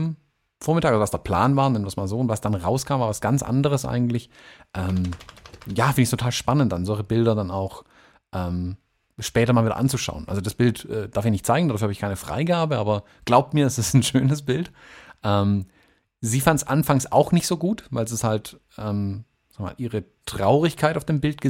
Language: German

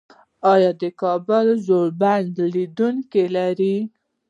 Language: Pashto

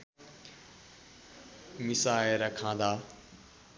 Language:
Nepali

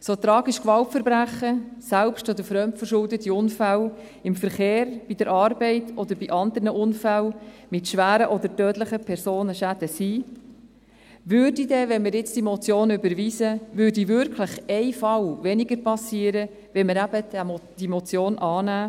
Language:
Swiss German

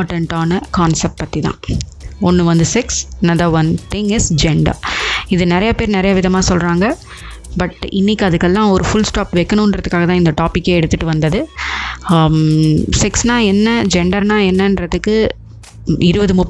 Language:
Tamil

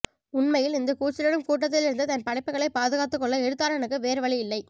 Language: Tamil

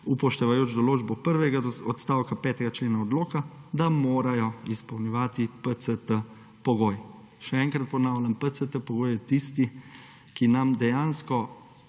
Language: Slovenian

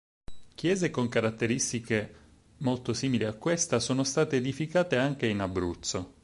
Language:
Italian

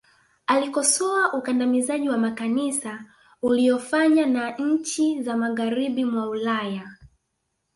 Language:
Swahili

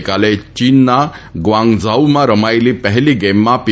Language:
Gujarati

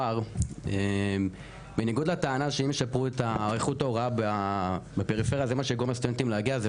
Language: Hebrew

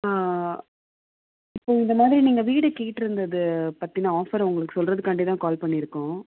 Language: Tamil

